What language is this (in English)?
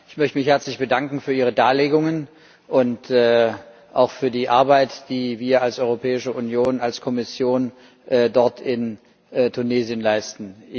German